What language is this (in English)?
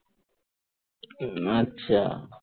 Bangla